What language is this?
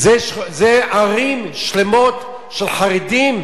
Hebrew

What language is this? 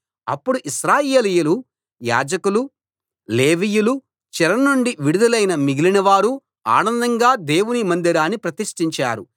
Telugu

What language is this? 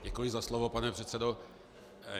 Czech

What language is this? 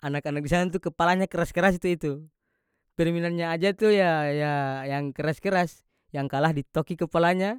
North Moluccan Malay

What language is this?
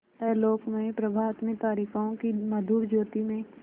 Hindi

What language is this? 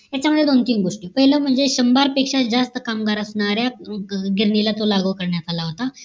Marathi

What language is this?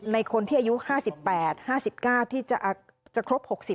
Thai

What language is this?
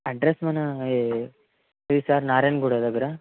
Telugu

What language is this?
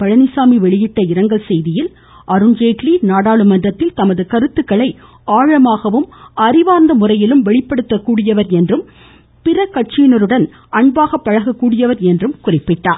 Tamil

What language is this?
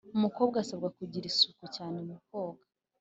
Kinyarwanda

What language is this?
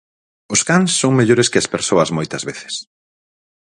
Galician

